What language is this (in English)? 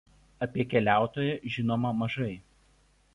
Lithuanian